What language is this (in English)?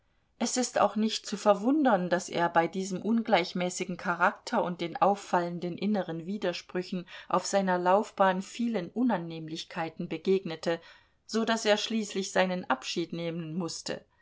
German